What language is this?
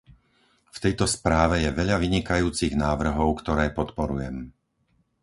Slovak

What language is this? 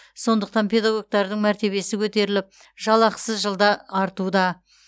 Kazakh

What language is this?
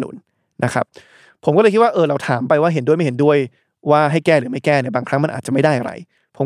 Thai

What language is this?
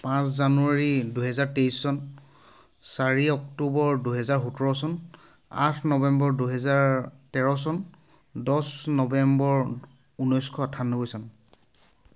Assamese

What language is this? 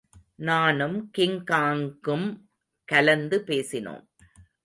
Tamil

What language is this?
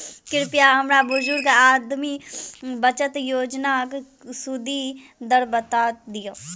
Maithili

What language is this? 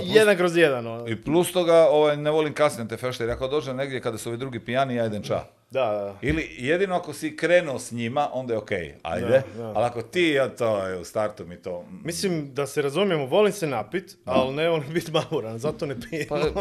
Croatian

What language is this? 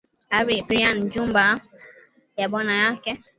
Swahili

